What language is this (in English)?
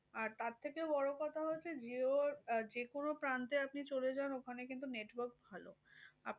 Bangla